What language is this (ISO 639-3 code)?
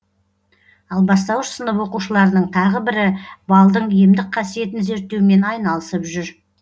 kaz